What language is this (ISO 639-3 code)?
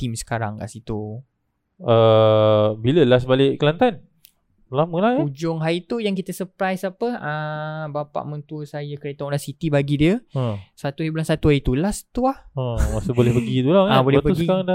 msa